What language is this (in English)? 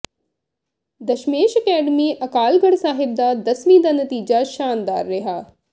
Punjabi